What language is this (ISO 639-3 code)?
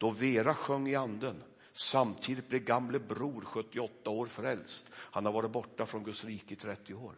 swe